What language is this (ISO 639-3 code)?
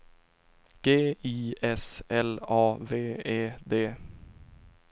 swe